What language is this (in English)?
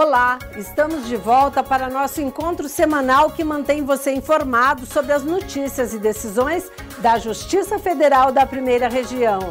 Portuguese